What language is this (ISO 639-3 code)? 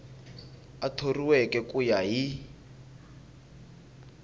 tso